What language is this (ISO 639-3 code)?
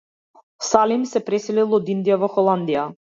mkd